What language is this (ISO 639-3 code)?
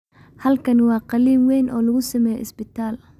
som